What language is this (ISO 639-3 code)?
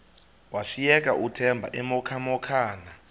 xho